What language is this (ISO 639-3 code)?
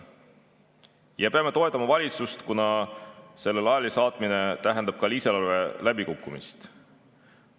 est